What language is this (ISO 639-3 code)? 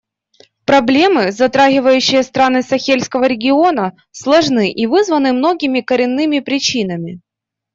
rus